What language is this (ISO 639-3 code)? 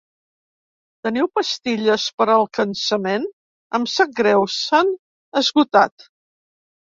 cat